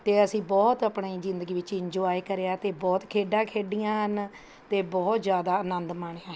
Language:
Punjabi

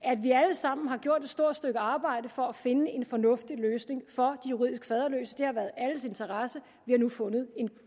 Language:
Danish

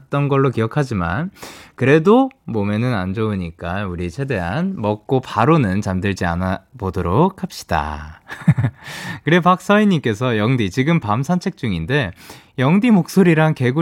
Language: Korean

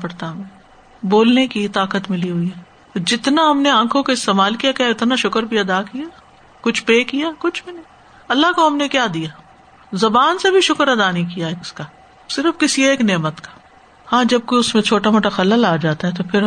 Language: Urdu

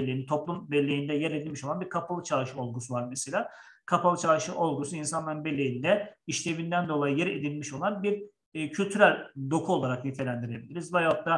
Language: Turkish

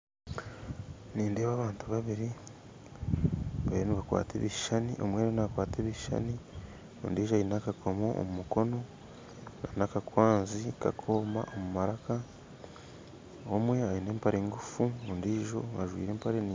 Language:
Nyankole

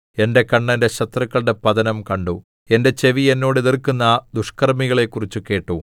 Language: Malayalam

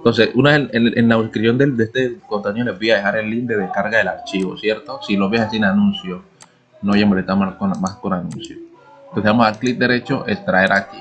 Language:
Spanish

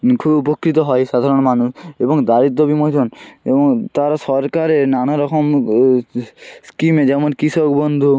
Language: Bangla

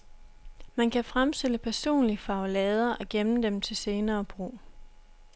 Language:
Danish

